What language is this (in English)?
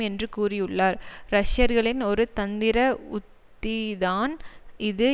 Tamil